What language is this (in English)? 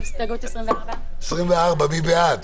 Hebrew